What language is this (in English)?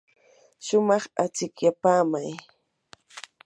Yanahuanca Pasco Quechua